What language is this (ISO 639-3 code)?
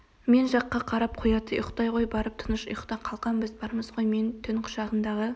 kaz